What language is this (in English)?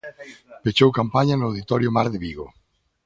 Galician